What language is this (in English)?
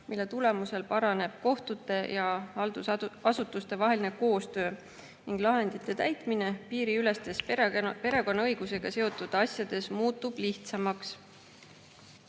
Estonian